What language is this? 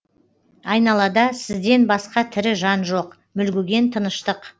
Kazakh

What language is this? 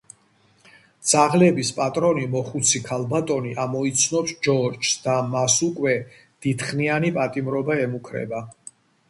Georgian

